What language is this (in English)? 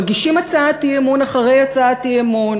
Hebrew